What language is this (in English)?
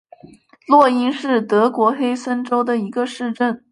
Chinese